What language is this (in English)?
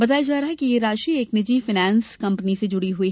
Hindi